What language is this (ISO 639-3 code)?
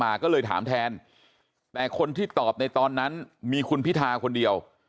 tha